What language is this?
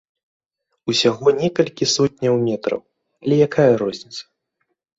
Belarusian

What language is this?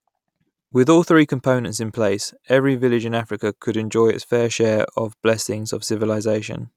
English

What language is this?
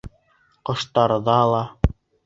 Bashkir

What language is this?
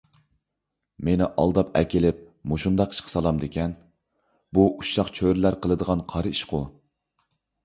Uyghur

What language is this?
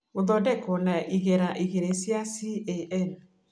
Kikuyu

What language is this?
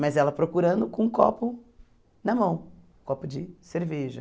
Portuguese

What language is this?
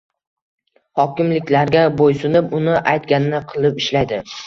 Uzbek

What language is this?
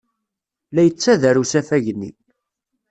Kabyle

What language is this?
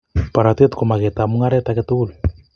Kalenjin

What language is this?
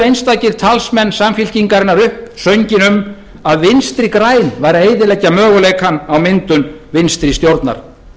Icelandic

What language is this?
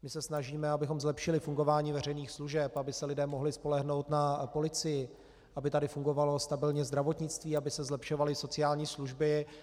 Czech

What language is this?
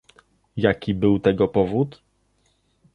Polish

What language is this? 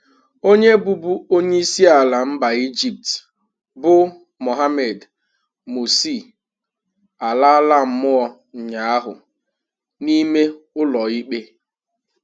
Igbo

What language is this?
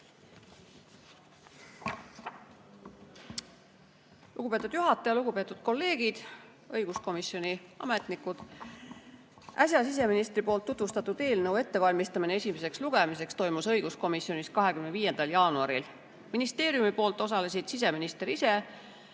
Estonian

